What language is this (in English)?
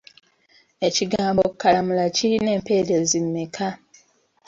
Ganda